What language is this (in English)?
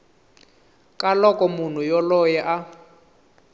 Tsonga